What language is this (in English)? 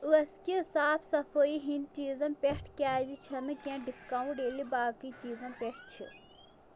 Kashmiri